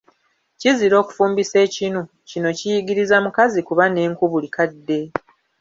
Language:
Ganda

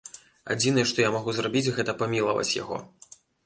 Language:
Belarusian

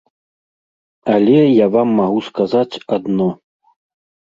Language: Belarusian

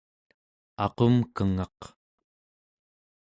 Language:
Central Yupik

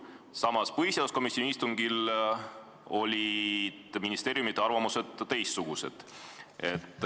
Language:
Estonian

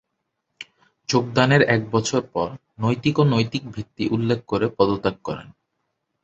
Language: Bangla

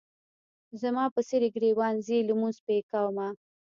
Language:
Pashto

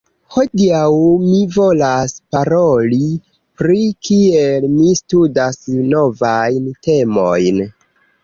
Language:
Esperanto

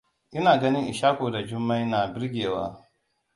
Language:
Hausa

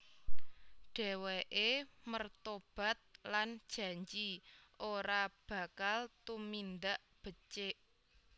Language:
Javanese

